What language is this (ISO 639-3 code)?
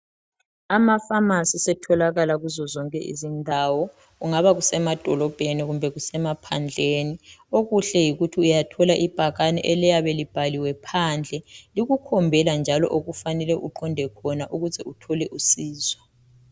nde